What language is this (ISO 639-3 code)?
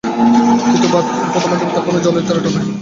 ben